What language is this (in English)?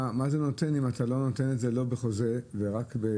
Hebrew